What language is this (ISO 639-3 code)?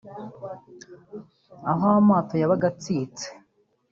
kin